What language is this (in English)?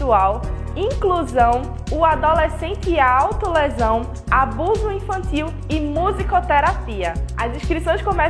Portuguese